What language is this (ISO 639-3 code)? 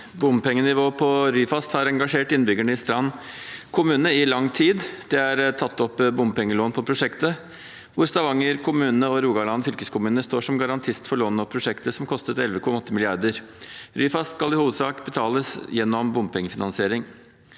nor